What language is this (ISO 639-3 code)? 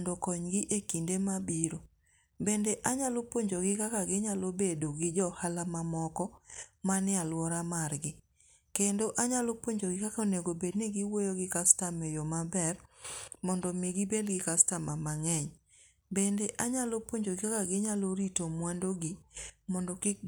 luo